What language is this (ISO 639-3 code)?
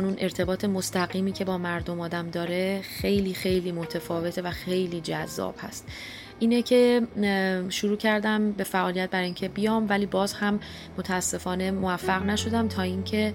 fas